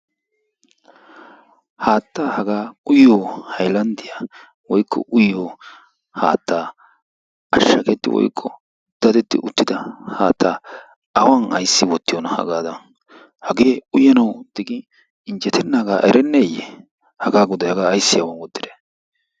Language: Wolaytta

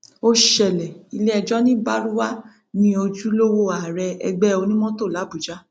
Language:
Yoruba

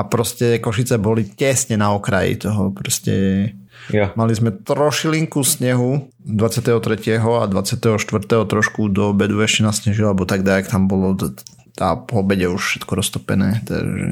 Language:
Slovak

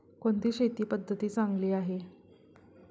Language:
Marathi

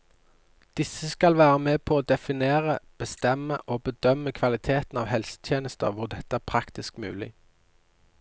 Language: Norwegian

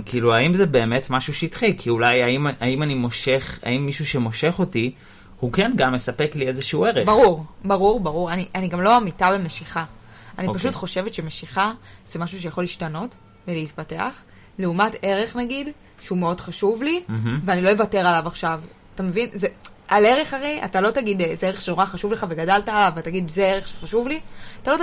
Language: Hebrew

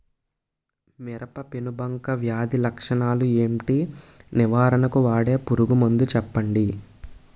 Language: Telugu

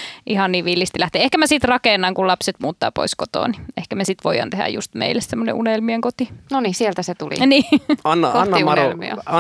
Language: Finnish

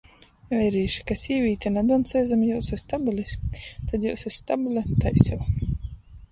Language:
Latgalian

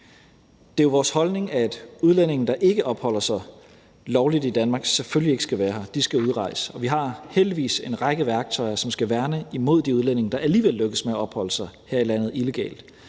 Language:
Danish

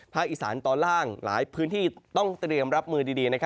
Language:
Thai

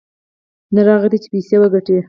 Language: Pashto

